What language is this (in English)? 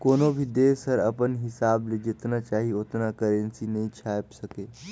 Chhattisgarhi